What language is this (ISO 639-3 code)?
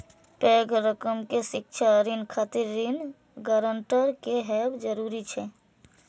mai